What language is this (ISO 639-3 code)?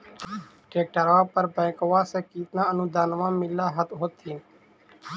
mag